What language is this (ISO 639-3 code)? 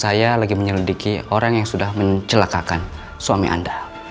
ind